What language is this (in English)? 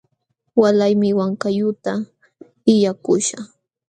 Jauja Wanca Quechua